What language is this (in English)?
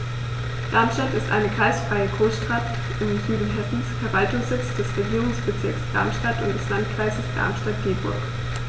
German